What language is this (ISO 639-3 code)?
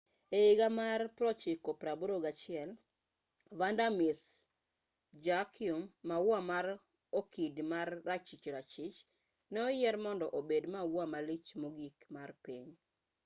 luo